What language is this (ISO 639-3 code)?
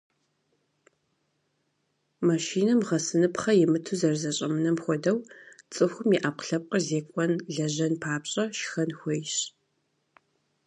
kbd